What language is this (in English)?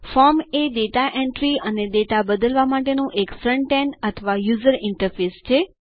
Gujarati